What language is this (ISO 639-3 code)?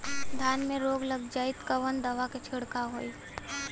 bho